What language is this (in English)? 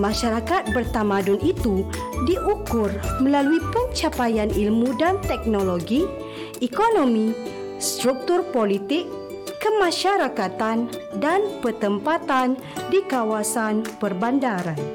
Malay